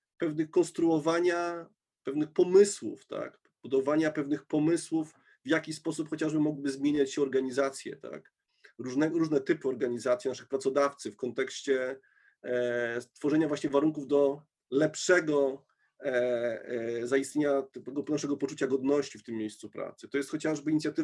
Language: Polish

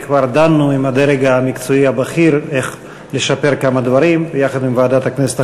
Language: Hebrew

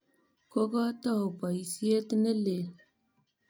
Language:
Kalenjin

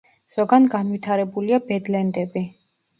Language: Georgian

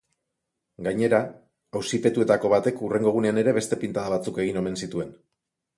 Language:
Basque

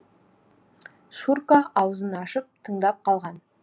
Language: Kazakh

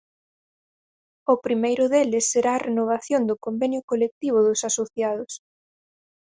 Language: Galician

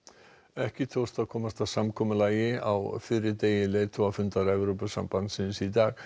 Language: Icelandic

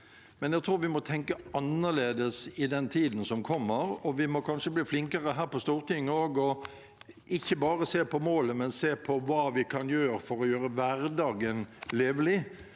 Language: Norwegian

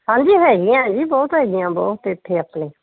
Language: Punjabi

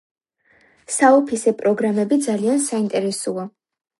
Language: Georgian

